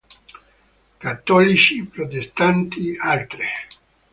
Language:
Italian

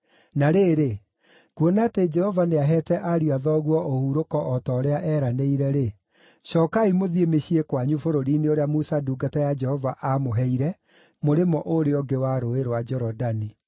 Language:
Kikuyu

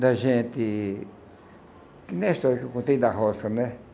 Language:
Portuguese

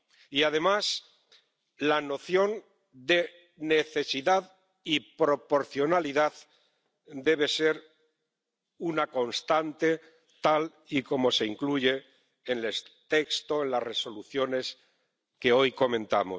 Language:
Spanish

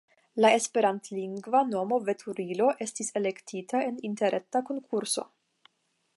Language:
Esperanto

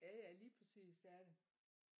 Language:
Danish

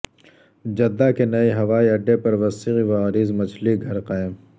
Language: Urdu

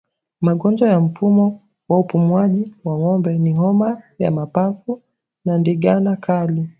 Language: Swahili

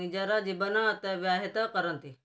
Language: Odia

